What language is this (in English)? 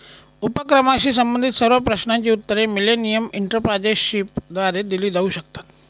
Marathi